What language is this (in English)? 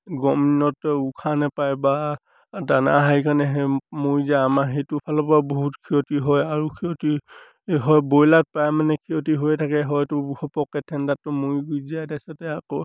Assamese